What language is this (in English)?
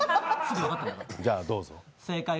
Japanese